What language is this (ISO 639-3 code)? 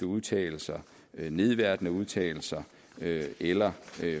dan